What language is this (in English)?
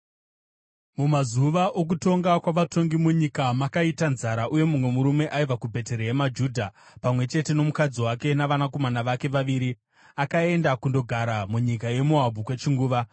Shona